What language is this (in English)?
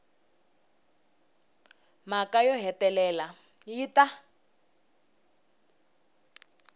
Tsonga